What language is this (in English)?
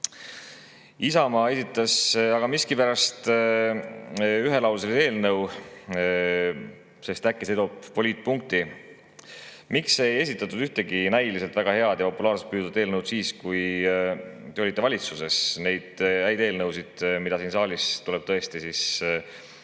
Estonian